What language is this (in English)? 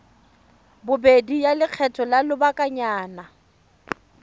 Tswana